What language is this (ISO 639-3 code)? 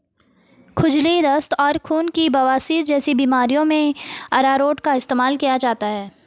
hin